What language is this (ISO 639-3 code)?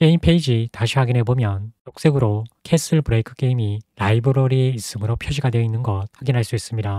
kor